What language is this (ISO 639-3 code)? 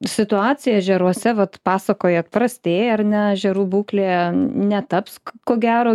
lit